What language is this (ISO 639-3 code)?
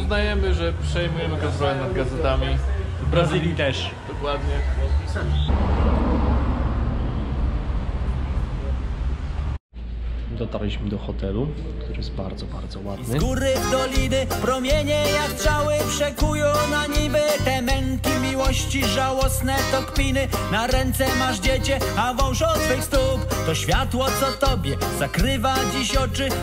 pol